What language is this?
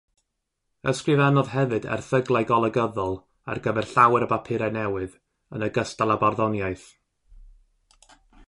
Welsh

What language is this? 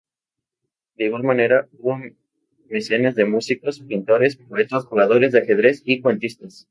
Spanish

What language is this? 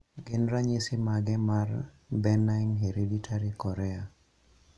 Luo (Kenya and Tanzania)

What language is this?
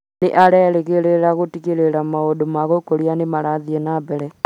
Kikuyu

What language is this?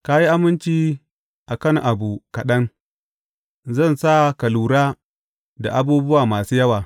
Hausa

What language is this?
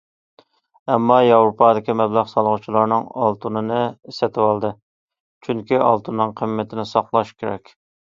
Uyghur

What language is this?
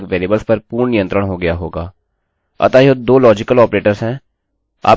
Hindi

